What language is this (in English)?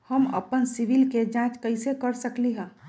Magahi